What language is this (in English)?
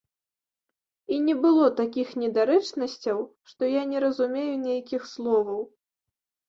Belarusian